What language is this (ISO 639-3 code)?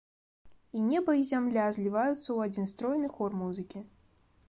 bel